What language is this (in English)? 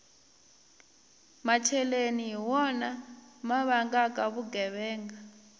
Tsonga